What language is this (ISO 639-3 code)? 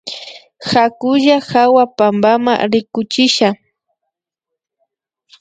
qvi